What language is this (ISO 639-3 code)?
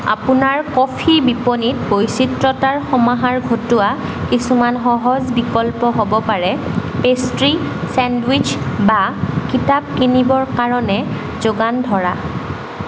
asm